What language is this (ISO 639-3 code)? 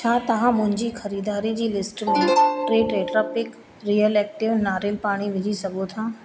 snd